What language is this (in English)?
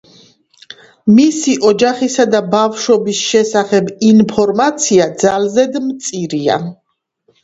Georgian